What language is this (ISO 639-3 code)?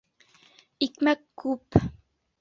bak